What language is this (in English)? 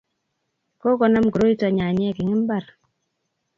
Kalenjin